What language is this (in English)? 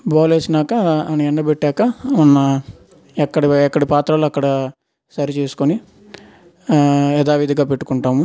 Telugu